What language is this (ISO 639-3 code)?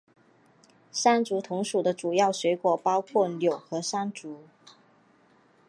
zho